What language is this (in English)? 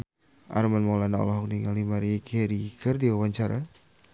Sundanese